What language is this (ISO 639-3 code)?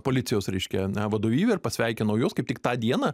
lit